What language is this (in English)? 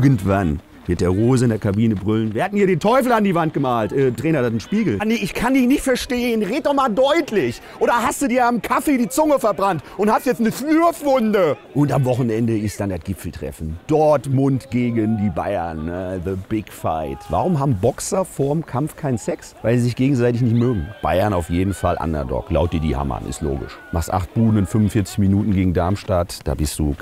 German